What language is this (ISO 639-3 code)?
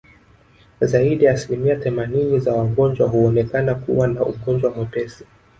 swa